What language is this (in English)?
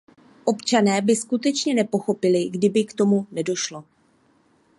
Czech